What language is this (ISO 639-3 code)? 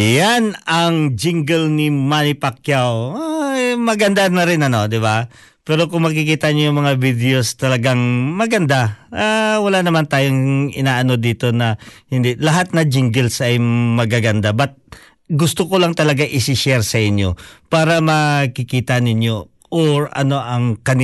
fil